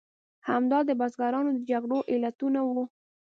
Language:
Pashto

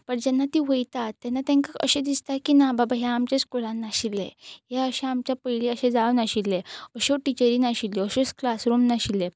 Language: Konkani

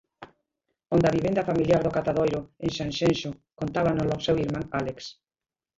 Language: Galician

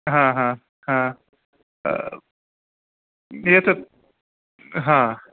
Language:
Sanskrit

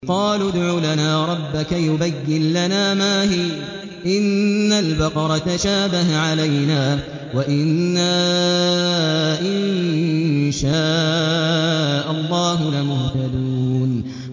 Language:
Arabic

